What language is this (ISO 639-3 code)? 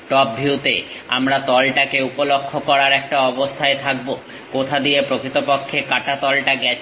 ben